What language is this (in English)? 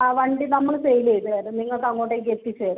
Malayalam